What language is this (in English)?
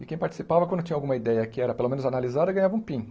Portuguese